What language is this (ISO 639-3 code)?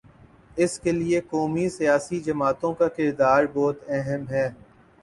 urd